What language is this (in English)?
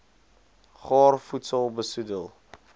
Afrikaans